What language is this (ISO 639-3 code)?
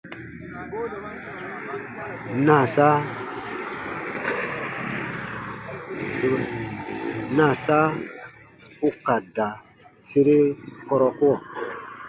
bba